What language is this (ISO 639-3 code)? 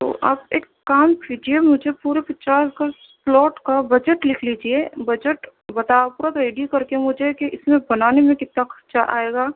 urd